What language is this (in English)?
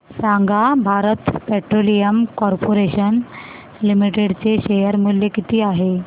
Marathi